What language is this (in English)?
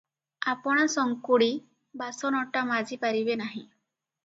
Odia